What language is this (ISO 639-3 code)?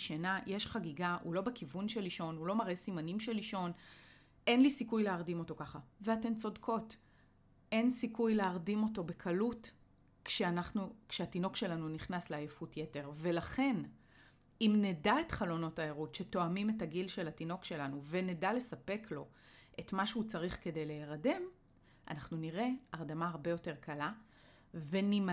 heb